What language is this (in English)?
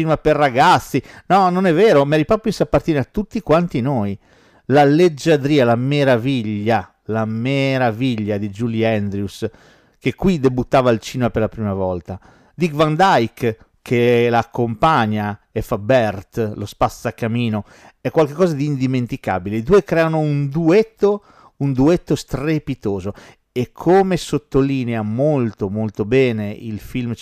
Italian